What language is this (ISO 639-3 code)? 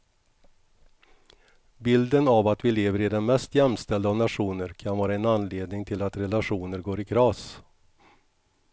swe